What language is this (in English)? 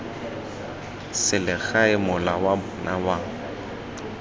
Tswana